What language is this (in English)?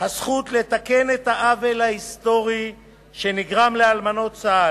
Hebrew